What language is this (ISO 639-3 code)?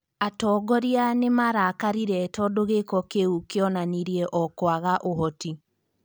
kik